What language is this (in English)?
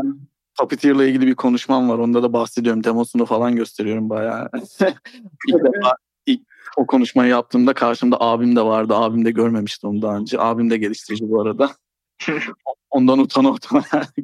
Turkish